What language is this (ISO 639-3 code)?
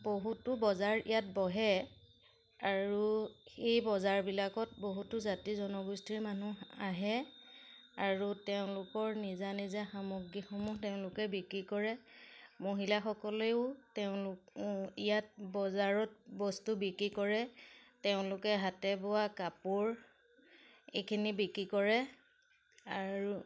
asm